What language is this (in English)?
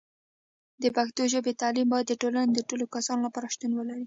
Pashto